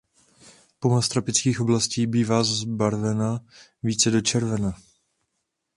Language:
Czech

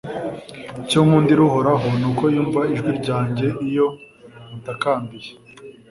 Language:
Kinyarwanda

